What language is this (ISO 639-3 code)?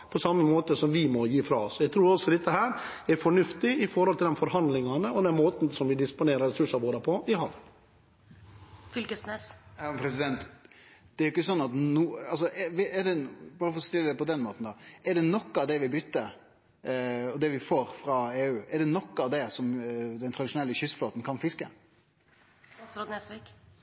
nor